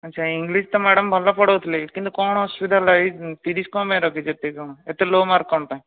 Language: Odia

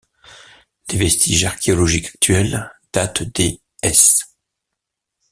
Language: French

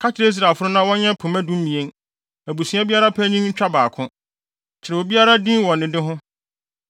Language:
Akan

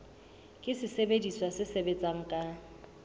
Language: Southern Sotho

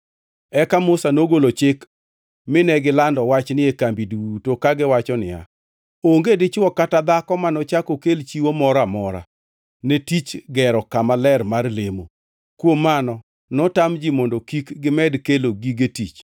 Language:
Luo (Kenya and Tanzania)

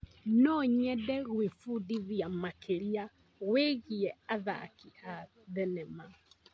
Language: Kikuyu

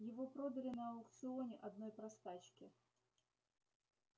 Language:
Russian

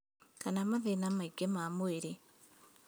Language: Kikuyu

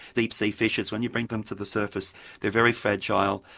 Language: English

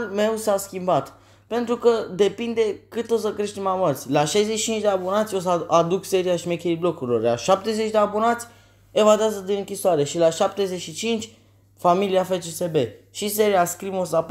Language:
Romanian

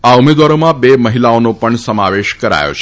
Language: Gujarati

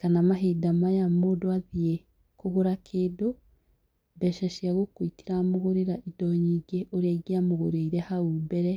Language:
Kikuyu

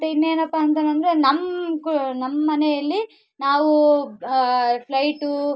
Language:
Kannada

